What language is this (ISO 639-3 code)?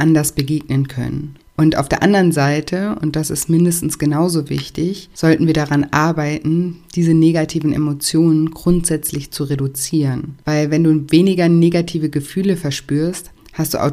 deu